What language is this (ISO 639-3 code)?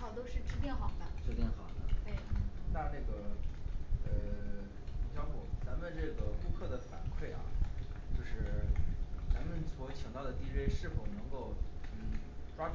zho